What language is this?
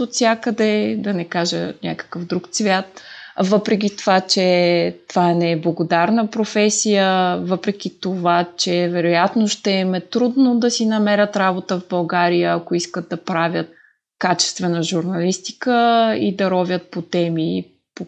Bulgarian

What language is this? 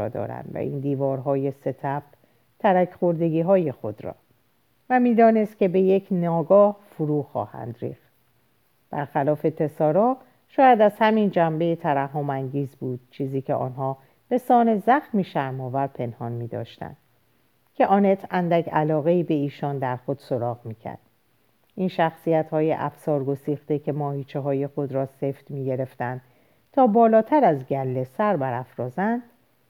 Persian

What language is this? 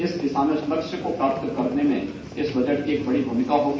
Hindi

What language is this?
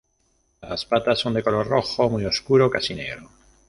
Spanish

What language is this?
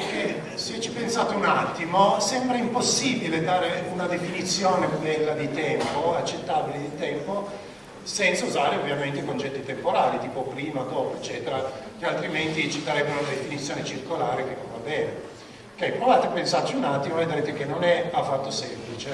Italian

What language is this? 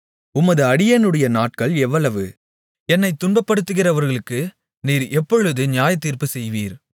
Tamil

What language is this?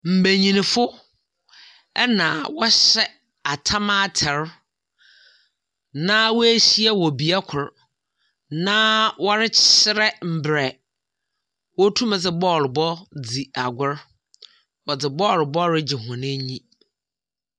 Akan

